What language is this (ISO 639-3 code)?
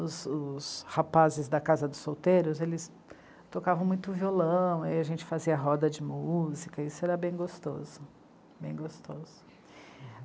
por